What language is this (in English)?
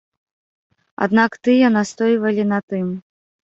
Belarusian